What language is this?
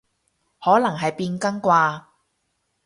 Cantonese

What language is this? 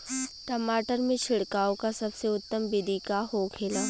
Bhojpuri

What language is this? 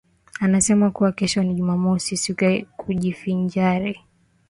Swahili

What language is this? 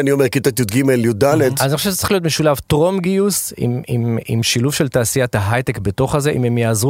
Hebrew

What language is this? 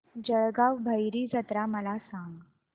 Marathi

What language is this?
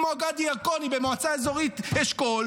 Hebrew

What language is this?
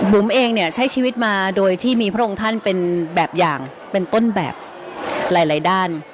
Thai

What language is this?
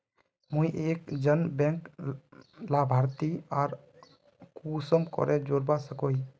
Magahi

